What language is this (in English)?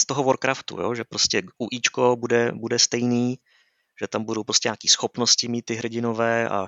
Czech